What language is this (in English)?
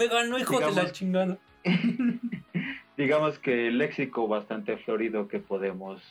Spanish